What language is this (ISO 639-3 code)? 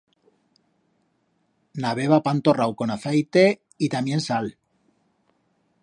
arg